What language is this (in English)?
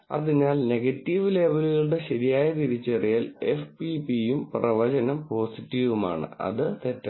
Malayalam